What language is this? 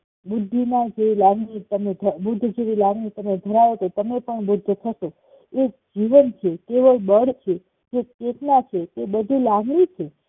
Gujarati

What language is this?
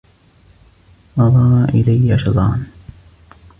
Arabic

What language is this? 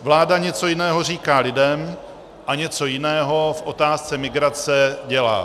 Czech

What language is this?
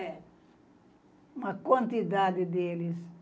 Portuguese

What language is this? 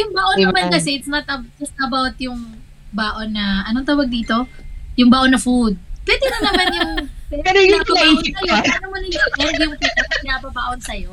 Filipino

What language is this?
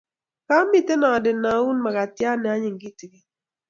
Kalenjin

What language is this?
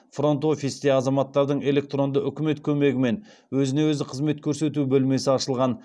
Kazakh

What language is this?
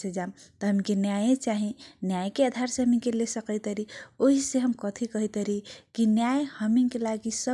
Kochila Tharu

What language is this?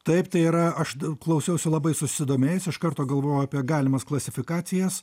Lithuanian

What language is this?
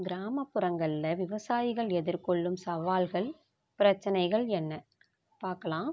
Tamil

